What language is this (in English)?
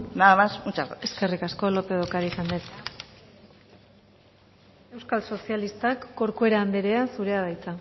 Basque